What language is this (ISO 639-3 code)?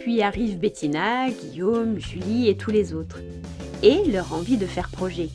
fra